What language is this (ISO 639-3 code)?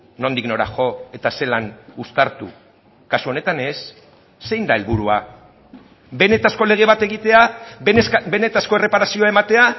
eus